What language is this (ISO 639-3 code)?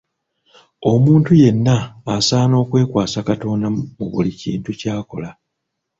lug